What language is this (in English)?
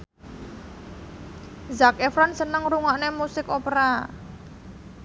Javanese